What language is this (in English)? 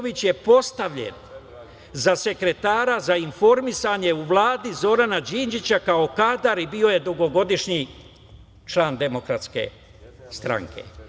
Serbian